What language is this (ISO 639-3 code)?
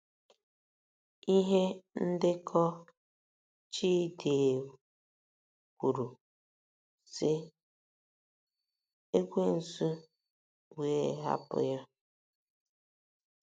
ibo